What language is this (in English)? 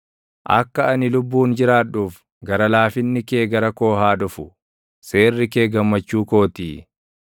Oromo